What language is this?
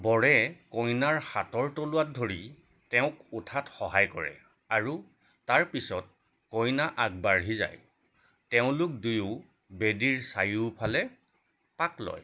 Assamese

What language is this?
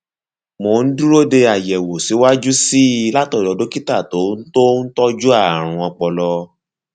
Yoruba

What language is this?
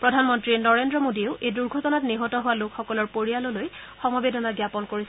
Assamese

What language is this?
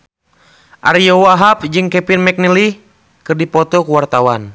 Sundanese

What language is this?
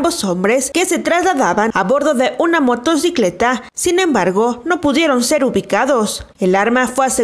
Spanish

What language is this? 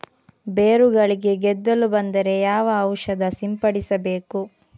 Kannada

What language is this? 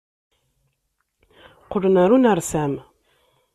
Kabyle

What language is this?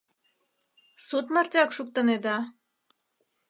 Mari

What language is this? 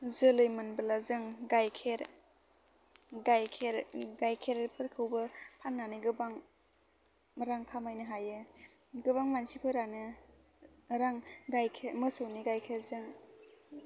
Bodo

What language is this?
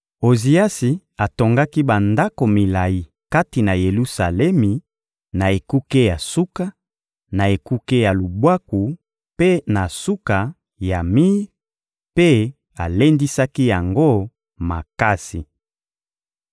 Lingala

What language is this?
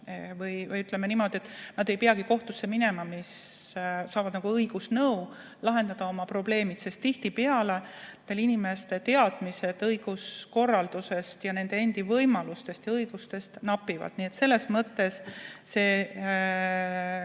Estonian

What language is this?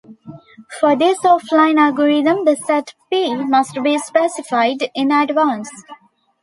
English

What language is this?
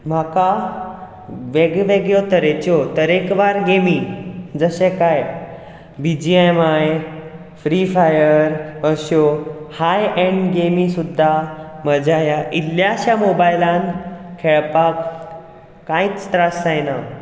Konkani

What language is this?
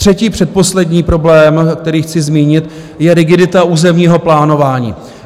Czech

